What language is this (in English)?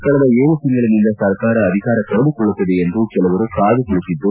Kannada